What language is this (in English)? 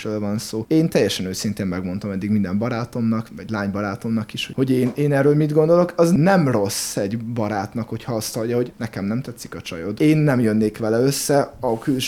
Hungarian